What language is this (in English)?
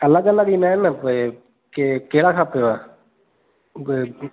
Sindhi